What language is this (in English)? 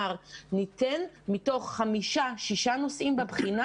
Hebrew